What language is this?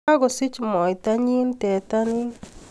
Kalenjin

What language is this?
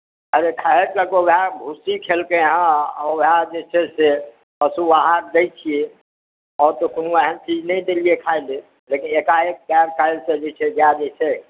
Maithili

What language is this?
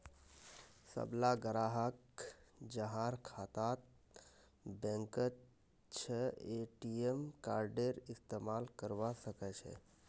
Magahi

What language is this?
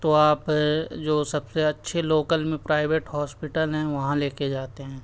Urdu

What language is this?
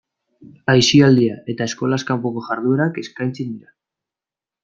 Basque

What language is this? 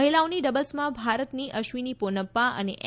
Gujarati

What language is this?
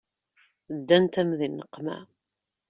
Kabyle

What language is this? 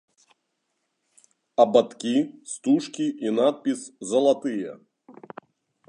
Belarusian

